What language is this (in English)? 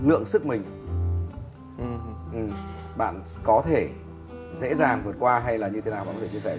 Vietnamese